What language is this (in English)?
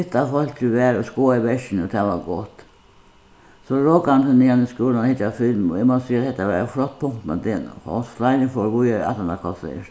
Faroese